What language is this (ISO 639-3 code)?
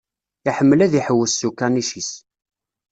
kab